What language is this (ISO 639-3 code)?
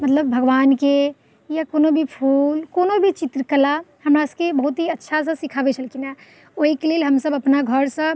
mai